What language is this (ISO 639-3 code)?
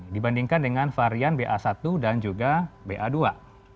ind